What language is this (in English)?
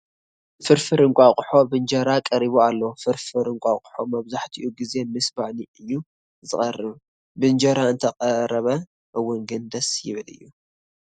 Tigrinya